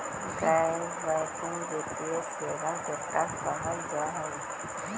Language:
Magahi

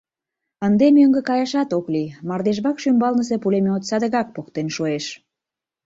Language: Mari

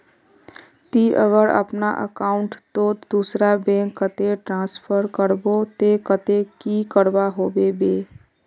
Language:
Magahi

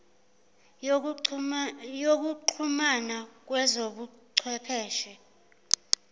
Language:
Zulu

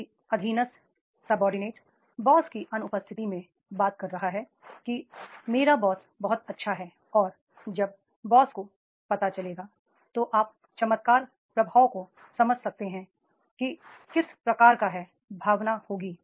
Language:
Hindi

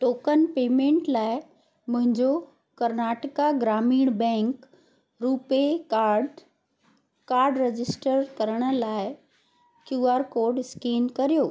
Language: Sindhi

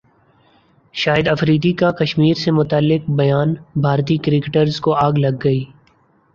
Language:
Urdu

